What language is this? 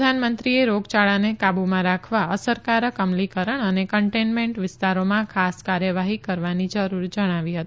Gujarati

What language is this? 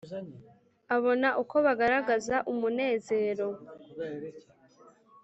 Kinyarwanda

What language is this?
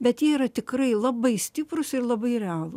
Lithuanian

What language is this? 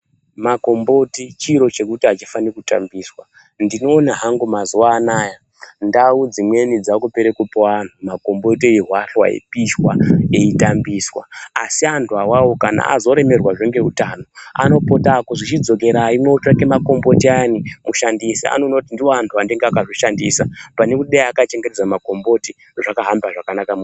Ndau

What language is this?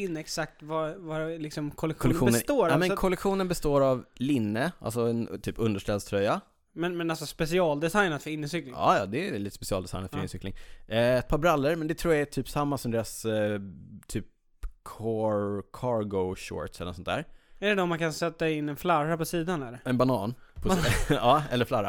Swedish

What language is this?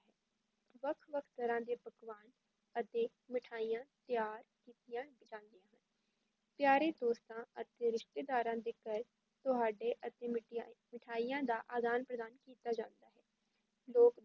Punjabi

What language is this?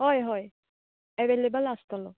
Konkani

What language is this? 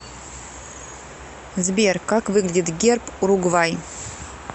Russian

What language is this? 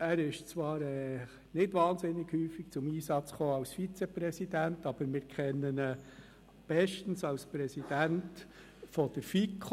Swiss German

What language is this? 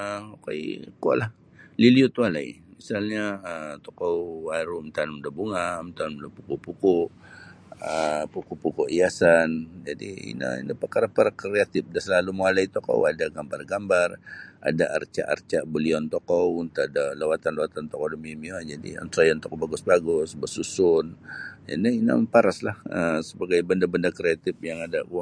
Sabah Bisaya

